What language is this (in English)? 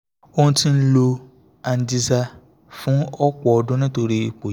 Yoruba